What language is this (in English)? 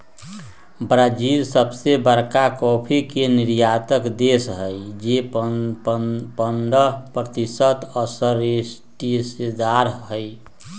Magahi